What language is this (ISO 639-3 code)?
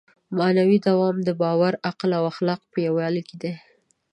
pus